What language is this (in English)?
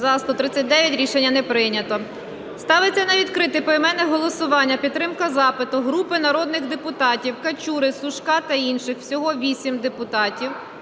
Ukrainian